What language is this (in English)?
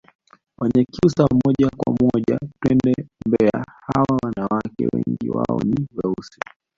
Swahili